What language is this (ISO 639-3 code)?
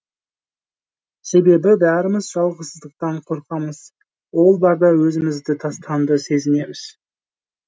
kaz